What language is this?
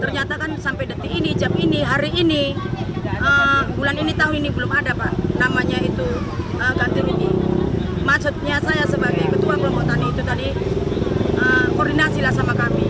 Indonesian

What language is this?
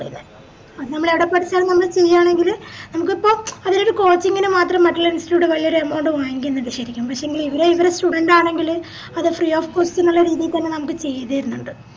Malayalam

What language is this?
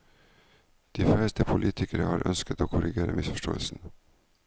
Norwegian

